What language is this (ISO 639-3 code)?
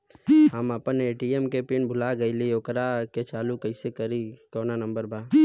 bho